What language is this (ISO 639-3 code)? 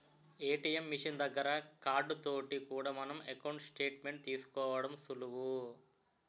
tel